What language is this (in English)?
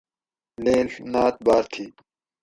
Gawri